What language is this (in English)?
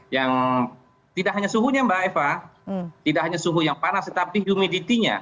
Indonesian